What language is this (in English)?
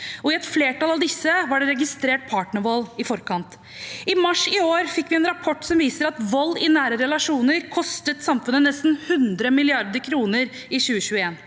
Norwegian